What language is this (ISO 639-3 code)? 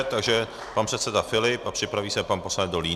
ces